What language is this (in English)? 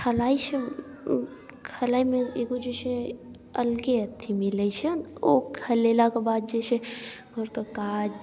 Maithili